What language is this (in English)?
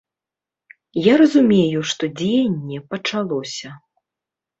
Belarusian